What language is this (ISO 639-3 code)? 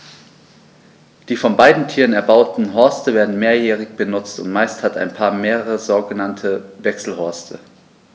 deu